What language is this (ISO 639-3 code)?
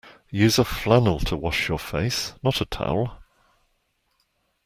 eng